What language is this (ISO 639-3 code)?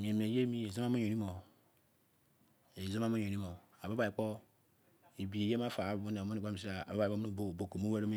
ijc